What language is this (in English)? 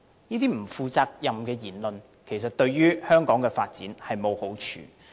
Cantonese